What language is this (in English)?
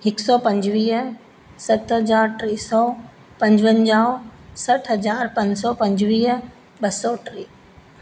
Sindhi